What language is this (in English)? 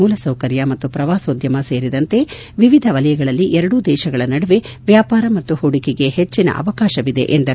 Kannada